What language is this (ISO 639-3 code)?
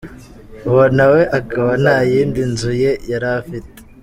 kin